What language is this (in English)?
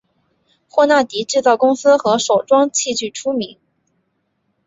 Chinese